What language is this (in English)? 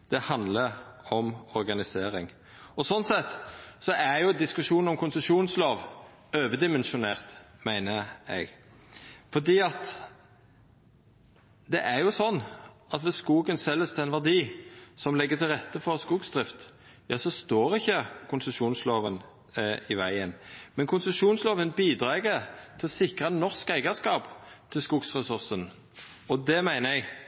Norwegian Nynorsk